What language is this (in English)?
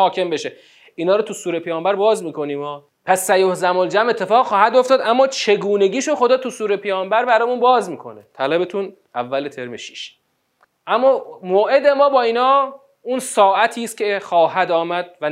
Persian